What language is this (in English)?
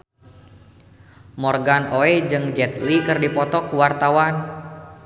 Sundanese